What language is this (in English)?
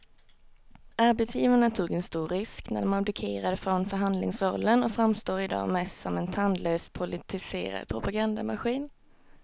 Swedish